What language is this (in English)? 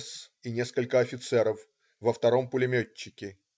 Russian